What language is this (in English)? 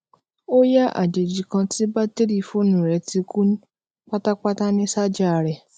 Yoruba